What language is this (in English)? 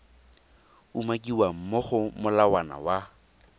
Tswana